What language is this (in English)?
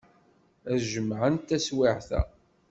Kabyle